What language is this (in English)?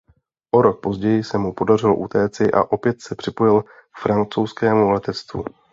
Czech